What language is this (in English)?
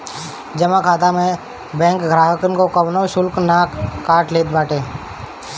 Bhojpuri